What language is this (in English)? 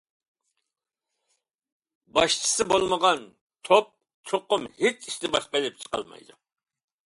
Uyghur